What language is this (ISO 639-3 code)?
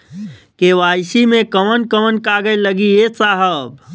bho